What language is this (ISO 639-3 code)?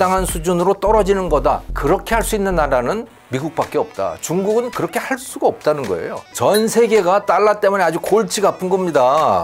kor